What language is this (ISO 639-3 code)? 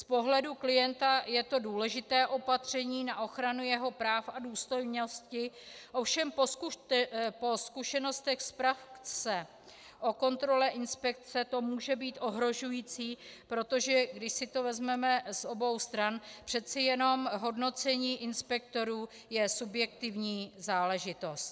ces